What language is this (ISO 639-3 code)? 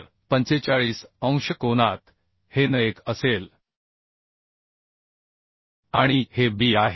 mar